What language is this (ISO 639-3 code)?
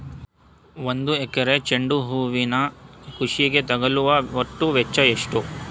kan